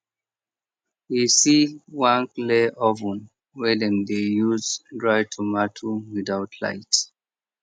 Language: Nigerian Pidgin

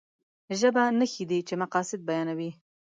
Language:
Pashto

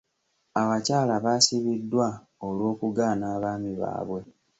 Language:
Ganda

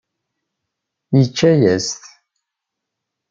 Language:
Kabyle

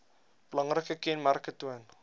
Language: Afrikaans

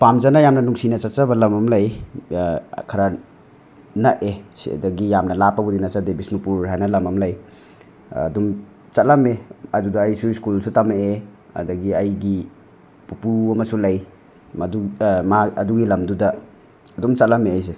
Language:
Manipuri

